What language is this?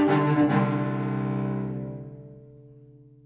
Icelandic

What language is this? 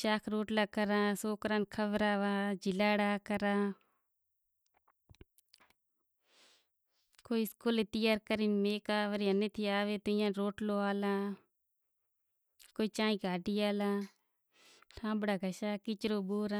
Kachi Koli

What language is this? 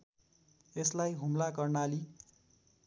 Nepali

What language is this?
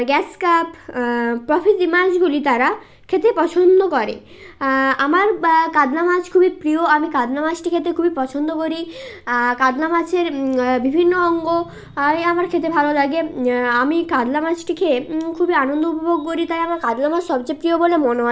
Bangla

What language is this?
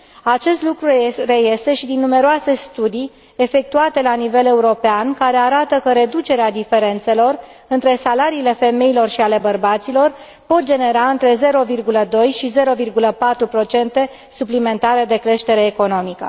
Romanian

